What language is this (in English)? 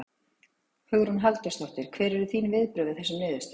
Icelandic